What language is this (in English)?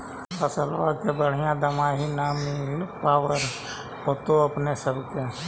Magahi